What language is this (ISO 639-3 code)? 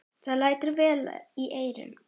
isl